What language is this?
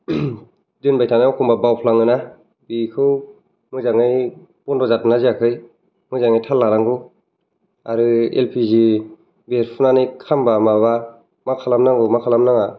Bodo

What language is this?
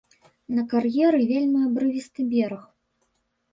Belarusian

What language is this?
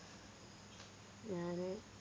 Malayalam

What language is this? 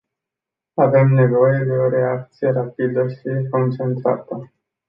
Romanian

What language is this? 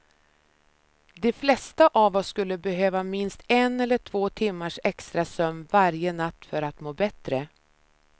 Swedish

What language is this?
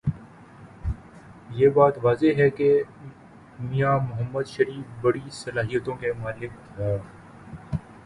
Urdu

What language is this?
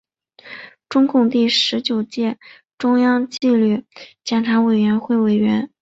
Chinese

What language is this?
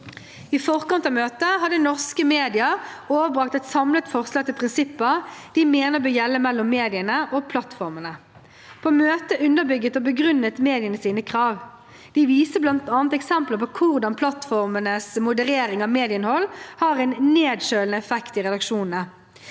Norwegian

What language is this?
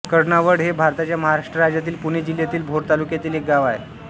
Marathi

